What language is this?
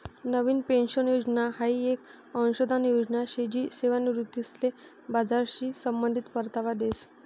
Marathi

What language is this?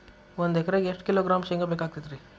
Kannada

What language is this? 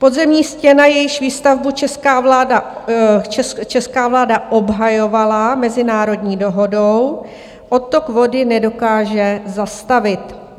Czech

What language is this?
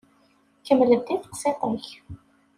Kabyle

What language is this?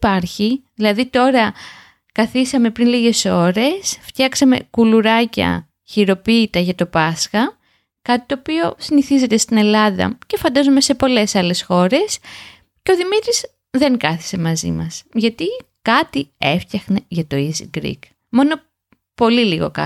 Greek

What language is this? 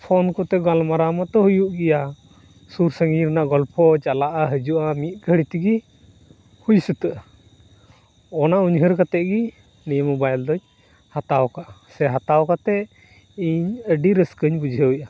Santali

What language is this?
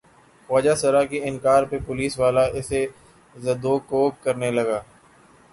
Urdu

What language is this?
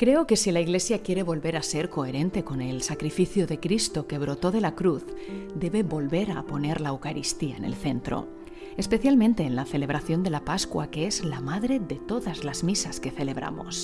Spanish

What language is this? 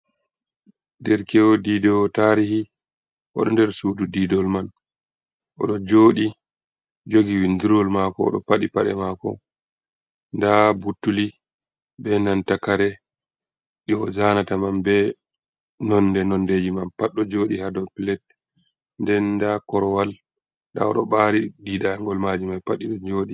Fula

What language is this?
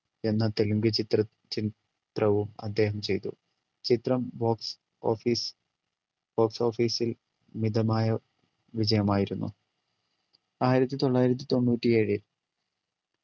Malayalam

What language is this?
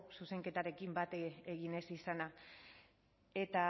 Basque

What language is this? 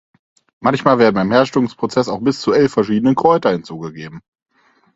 German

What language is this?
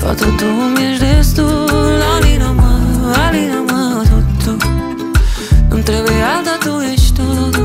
Romanian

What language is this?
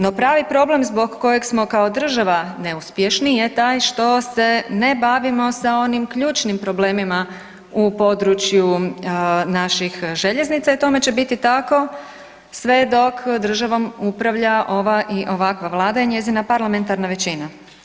Croatian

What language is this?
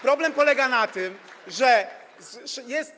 Polish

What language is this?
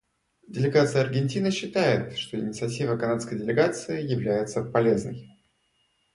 Russian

